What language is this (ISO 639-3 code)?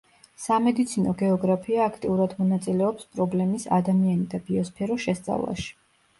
kat